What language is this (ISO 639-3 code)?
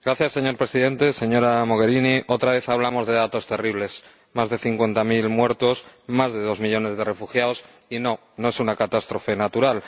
spa